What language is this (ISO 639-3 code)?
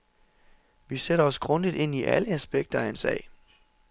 dan